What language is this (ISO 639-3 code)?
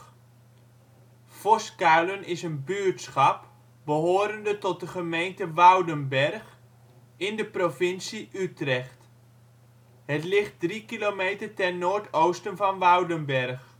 nld